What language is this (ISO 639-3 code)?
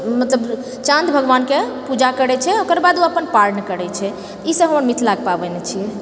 mai